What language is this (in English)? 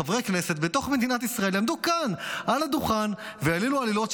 Hebrew